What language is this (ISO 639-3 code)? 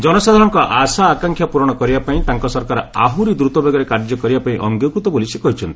ori